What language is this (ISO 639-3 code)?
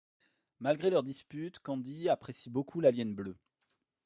fra